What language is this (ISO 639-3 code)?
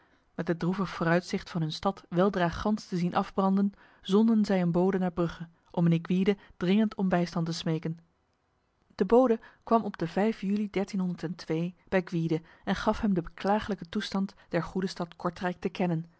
nld